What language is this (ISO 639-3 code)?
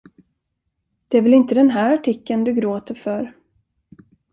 swe